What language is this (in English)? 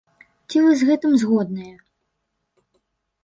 Belarusian